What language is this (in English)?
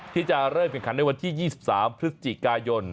Thai